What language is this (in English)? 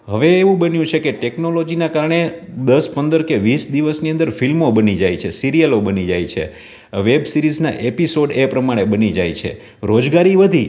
Gujarati